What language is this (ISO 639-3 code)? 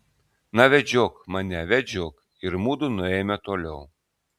lit